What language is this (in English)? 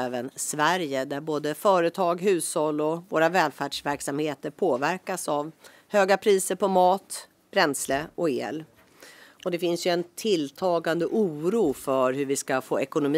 Swedish